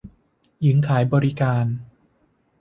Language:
Thai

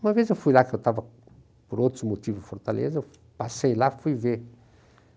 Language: Portuguese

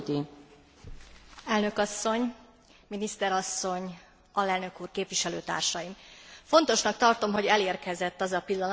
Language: Hungarian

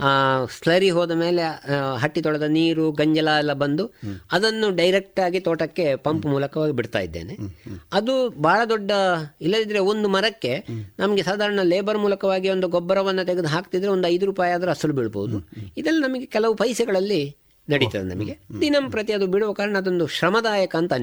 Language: Kannada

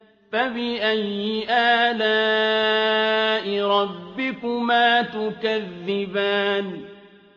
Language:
Arabic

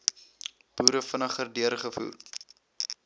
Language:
Afrikaans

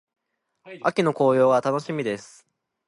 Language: Japanese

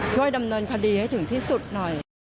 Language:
Thai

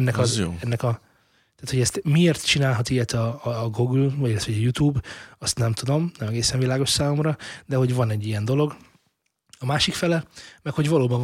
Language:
Hungarian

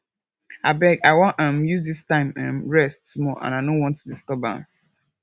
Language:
Nigerian Pidgin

